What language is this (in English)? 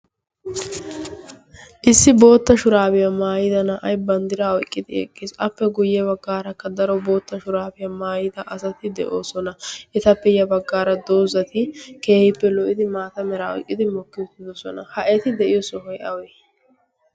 Wolaytta